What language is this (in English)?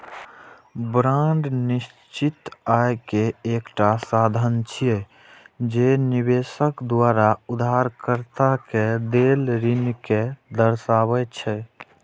Maithili